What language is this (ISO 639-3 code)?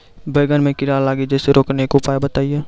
mai